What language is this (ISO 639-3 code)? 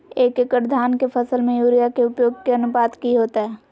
mag